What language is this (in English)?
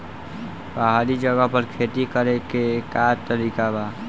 Bhojpuri